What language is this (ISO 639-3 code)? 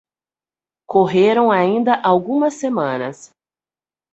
por